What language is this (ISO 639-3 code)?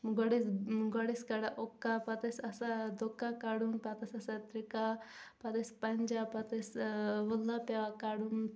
kas